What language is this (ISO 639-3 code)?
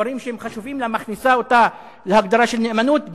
heb